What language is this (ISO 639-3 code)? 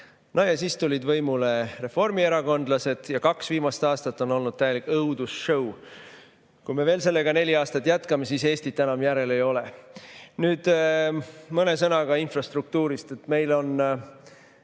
est